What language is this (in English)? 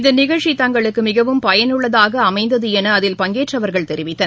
Tamil